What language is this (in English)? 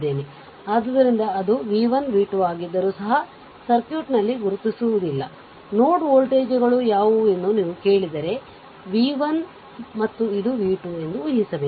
Kannada